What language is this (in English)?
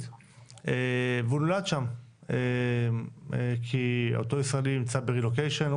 Hebrew